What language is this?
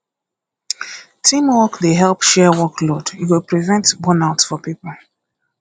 Nigerian Pidgin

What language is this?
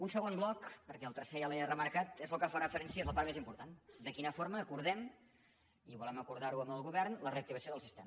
Catalan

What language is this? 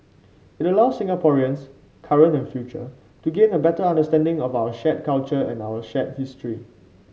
English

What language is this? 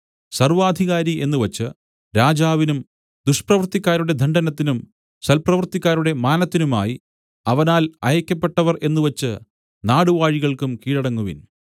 Malayalam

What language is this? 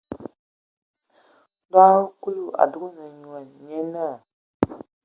Ewondo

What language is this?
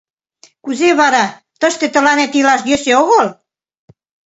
Mari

